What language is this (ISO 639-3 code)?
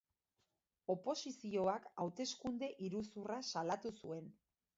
eus